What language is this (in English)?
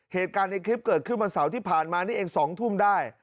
Thai